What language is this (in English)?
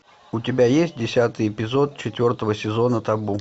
Russian